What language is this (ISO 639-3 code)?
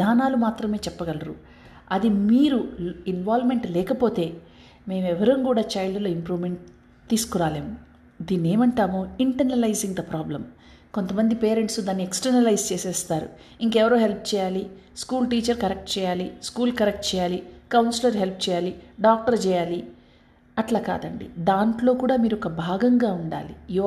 tel